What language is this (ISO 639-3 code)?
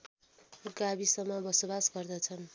nep